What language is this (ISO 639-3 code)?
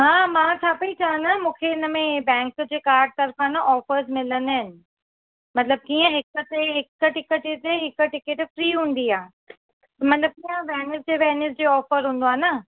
snd